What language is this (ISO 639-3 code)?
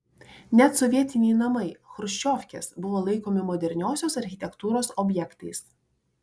lit